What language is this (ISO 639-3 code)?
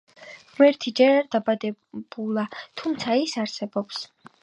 kat